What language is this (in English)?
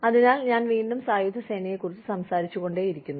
Malayalam